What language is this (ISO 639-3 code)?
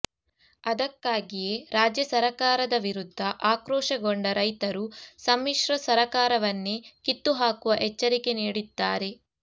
kan